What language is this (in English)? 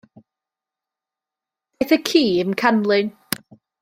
Welsh